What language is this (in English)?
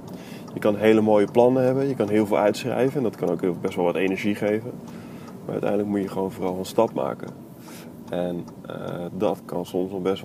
Dutch